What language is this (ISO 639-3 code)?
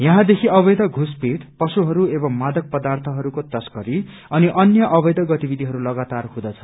nep